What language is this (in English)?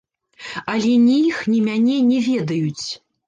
Belarusian